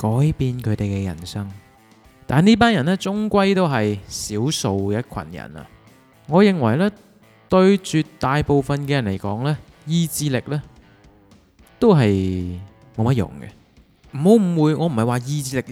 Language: Chinese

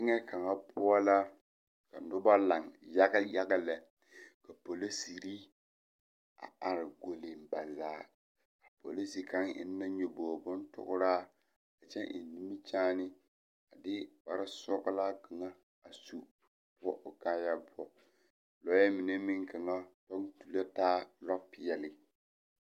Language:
Southern Dagaare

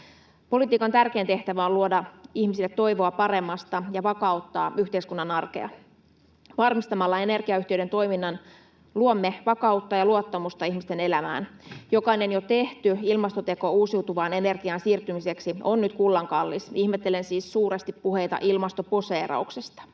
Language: Finnish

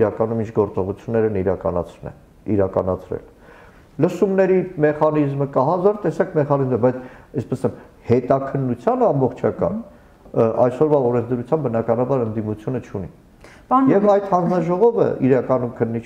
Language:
Turkish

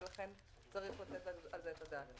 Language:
Hebrew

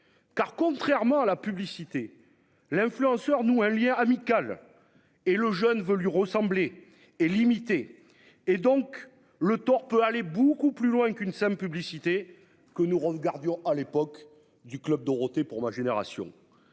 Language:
French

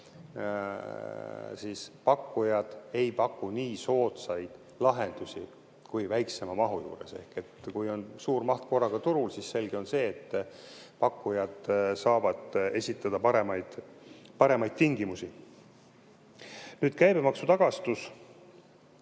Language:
Estonian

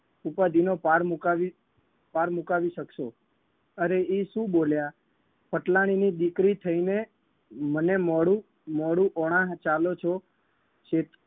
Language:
Gujarati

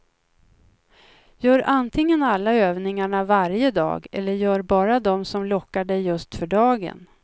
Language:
Swedish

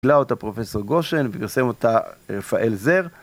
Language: Hebrew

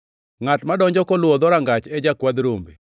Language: Luo (Kenya and Tanzania)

